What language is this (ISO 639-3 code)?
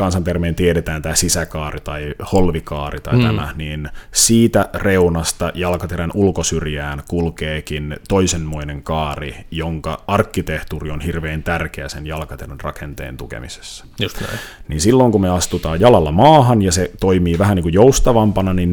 fin